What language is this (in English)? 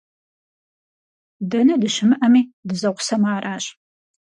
Kabardian